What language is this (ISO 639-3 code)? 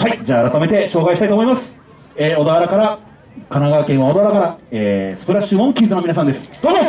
jpn